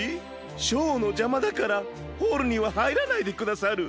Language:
Japanese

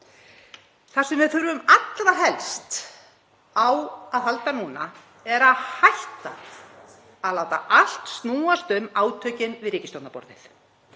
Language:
Icelandic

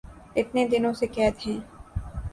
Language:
Urdu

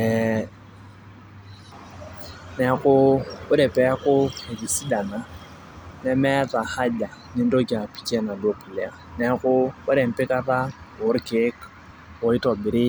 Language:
Masai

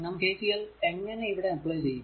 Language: Malayalam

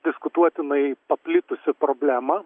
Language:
Lithuanian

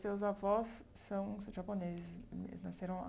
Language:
Portuguese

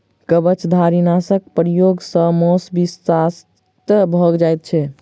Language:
Maithili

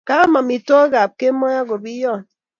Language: Kalenjin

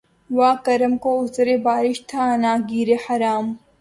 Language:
Urdu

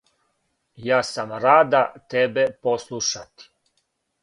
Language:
Serbian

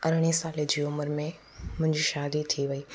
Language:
Sindhi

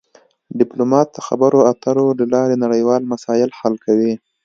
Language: Pashto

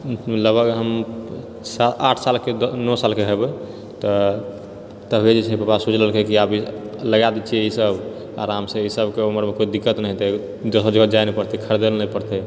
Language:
Maithili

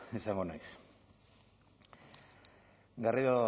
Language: Basque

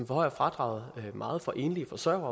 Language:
Danish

